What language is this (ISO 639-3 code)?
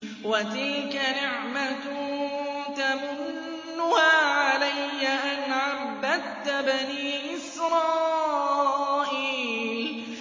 ara